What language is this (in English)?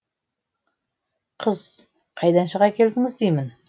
Kazakh